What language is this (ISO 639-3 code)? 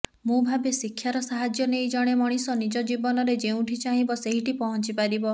ori